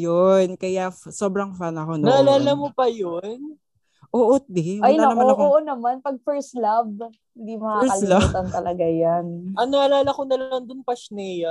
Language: Filipino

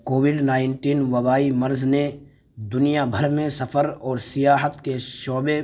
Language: Urdu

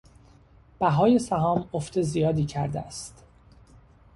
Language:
Persian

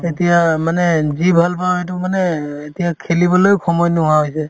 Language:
Assamese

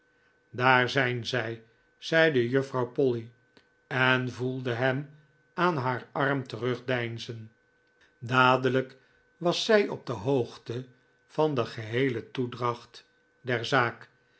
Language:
Dutch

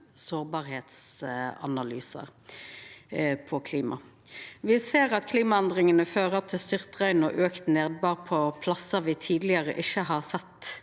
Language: Norwegian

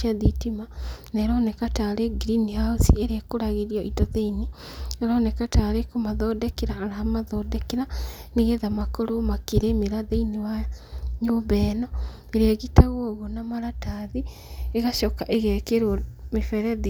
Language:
Kikuyu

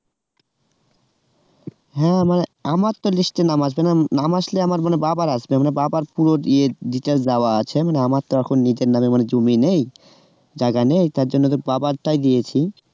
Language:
Bangla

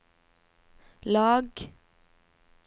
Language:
Norwegian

